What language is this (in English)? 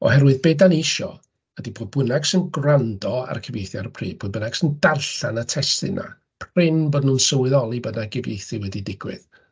Welsh